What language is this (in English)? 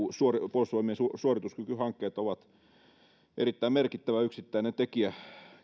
Finnish